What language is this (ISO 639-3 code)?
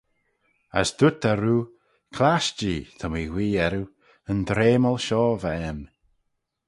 glv